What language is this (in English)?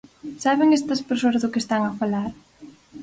Galician